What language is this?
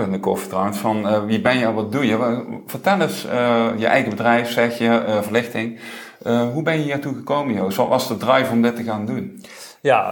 Dutch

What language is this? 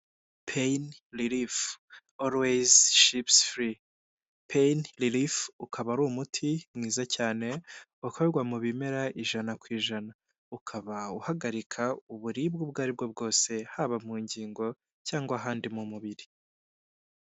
Kinyarwanda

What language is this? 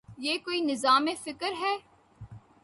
Urdu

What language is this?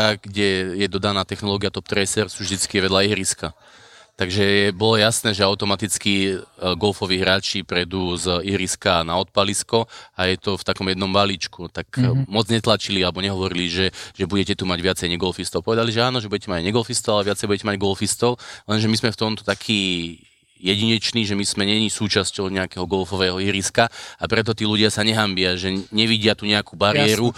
Slovak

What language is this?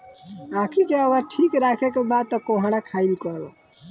Bhojpuri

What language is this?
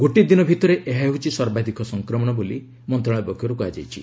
Odia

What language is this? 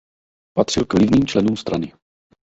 Czech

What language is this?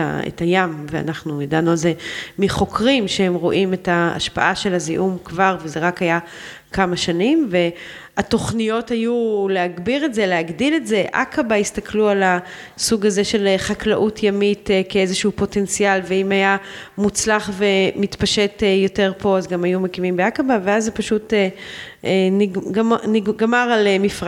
Hebrew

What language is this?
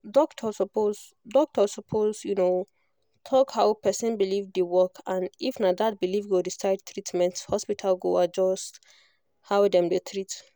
Nigerian Pidgin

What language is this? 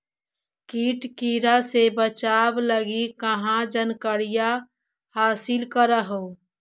Magahi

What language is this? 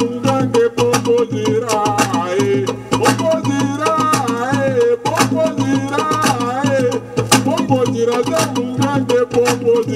Arabic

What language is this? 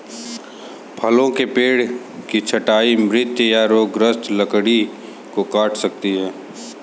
Hindi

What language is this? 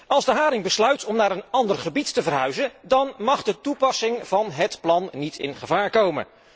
Dutch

